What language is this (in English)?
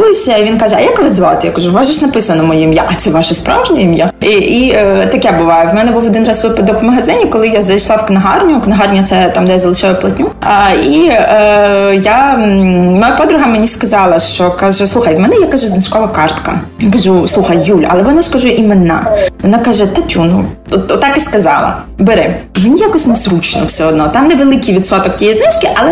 Ukrainian